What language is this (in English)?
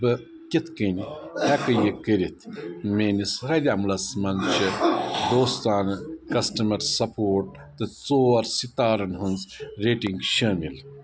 Kashmiri